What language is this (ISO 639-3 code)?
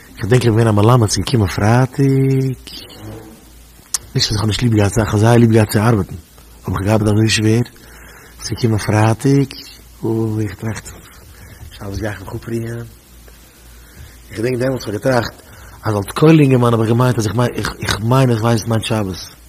nld